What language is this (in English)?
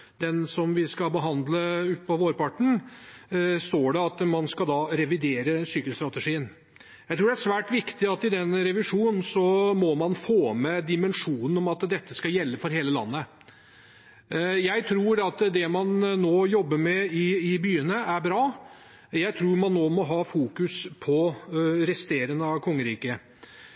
Norwegian Bokmål